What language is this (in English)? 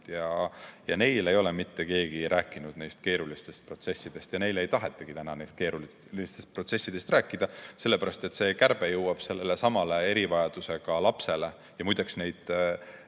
Estonian